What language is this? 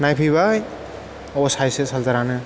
Bodo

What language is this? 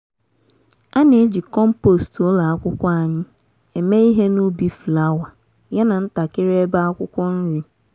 Igbo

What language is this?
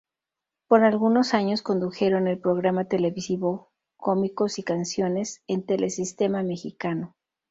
Spanish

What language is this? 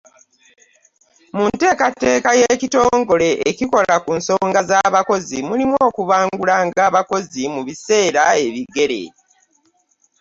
Ganda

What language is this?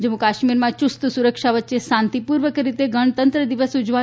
Gujarati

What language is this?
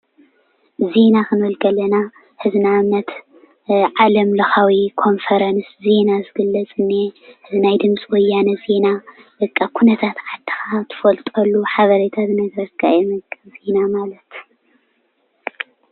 Tigrinya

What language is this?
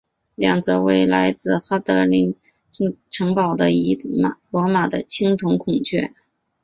Chinese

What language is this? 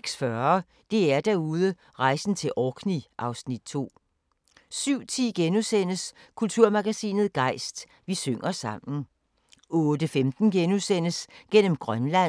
Danish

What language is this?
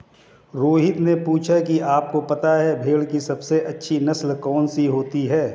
Hindi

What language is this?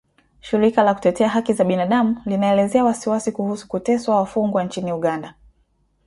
Swahili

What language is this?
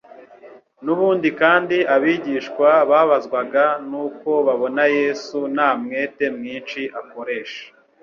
Kinyarwanda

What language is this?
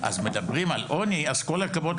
Hebrew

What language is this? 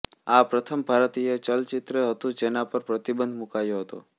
Gujarati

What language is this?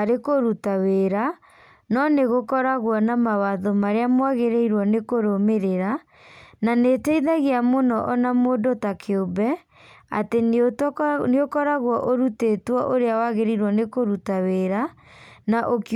Kikuyu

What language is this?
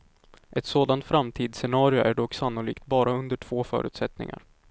Swedish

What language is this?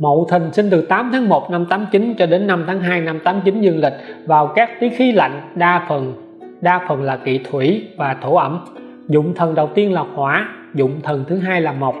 Vietnamese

